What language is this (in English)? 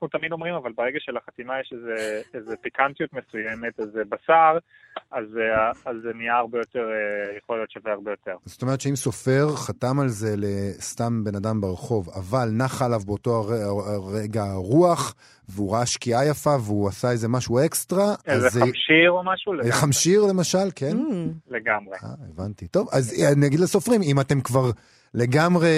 Hebrew